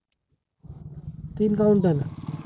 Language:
Marathi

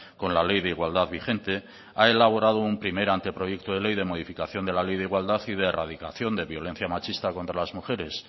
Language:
Spanish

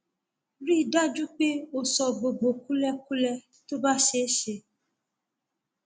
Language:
Yoruba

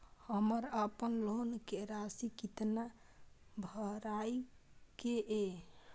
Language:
Maithili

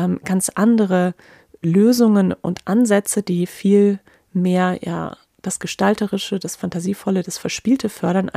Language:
German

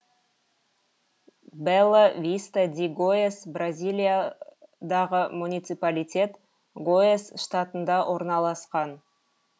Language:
Kazakh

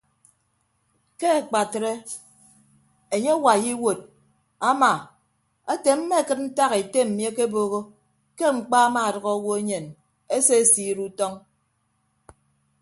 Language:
Ibibio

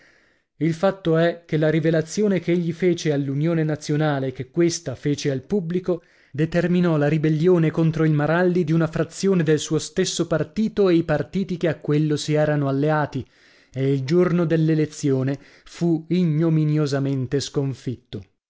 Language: Italian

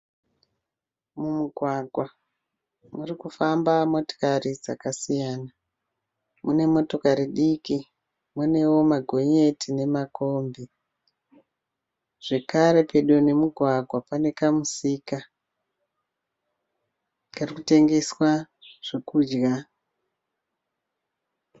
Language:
Shona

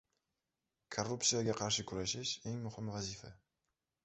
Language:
Uzbek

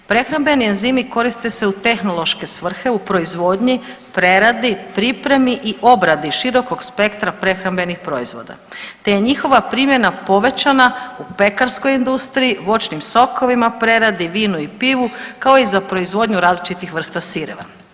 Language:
Croatian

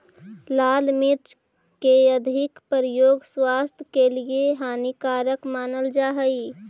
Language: Magahi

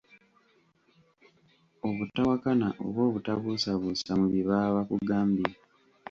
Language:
Ganda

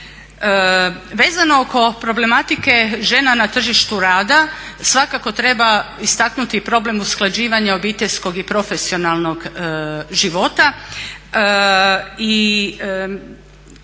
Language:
Croatian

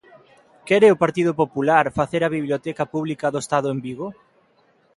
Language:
Galician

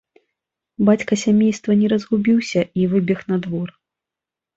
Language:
Belarusian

